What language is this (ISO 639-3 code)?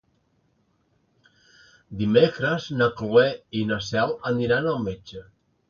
cat